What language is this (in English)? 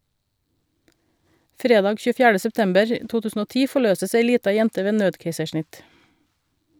Norwegian